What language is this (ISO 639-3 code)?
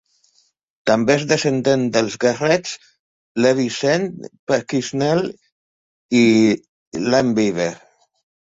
cat